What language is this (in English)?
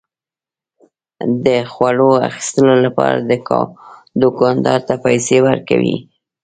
Pashto